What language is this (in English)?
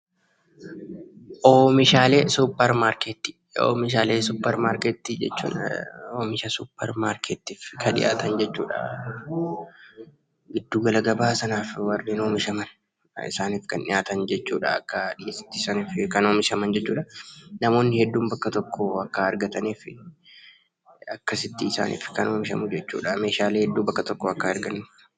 Oromo